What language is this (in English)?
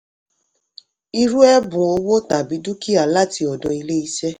Yoruba